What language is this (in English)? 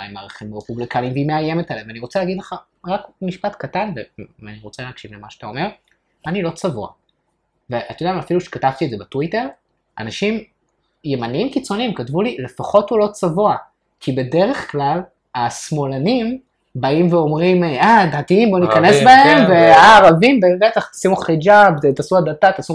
Hebrew